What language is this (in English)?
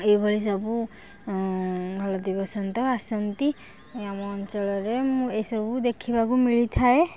Odia